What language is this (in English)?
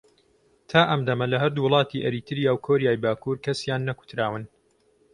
Central Kurdish